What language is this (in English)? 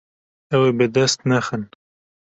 Kurdish